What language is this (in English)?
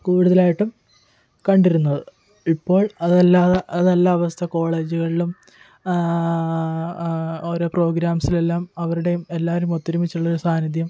Malayalam